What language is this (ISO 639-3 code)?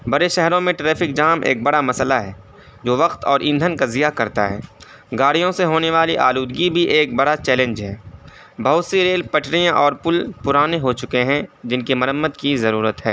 urd